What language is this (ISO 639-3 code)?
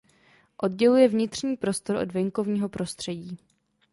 ces